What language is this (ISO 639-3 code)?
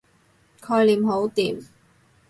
yue